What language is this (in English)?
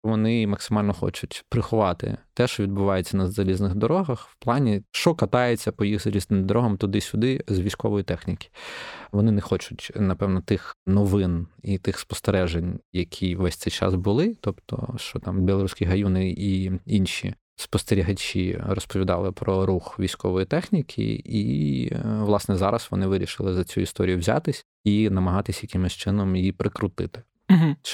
Ukrainian